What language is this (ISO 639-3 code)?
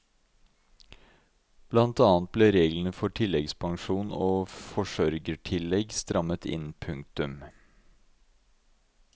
nor